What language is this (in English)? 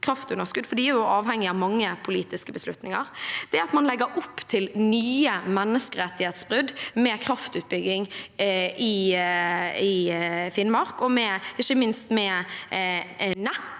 Norwegian